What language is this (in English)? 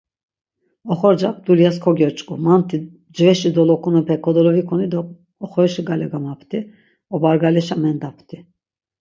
Laz